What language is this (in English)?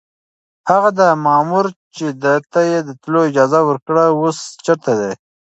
Pashto